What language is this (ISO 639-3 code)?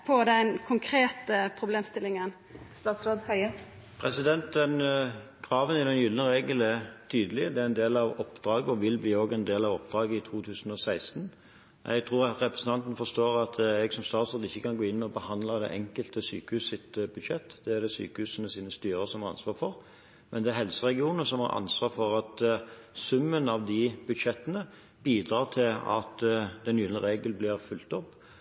nor